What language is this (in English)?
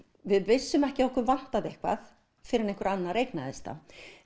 Icelandic